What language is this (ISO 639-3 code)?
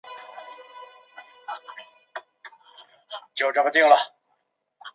zho